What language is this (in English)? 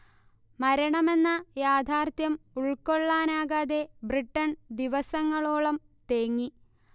Malayalam